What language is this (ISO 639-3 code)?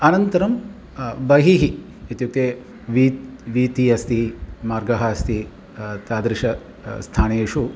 san